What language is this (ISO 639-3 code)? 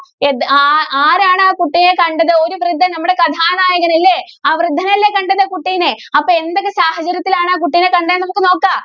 mal